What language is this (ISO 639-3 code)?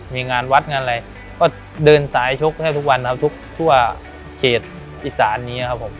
tha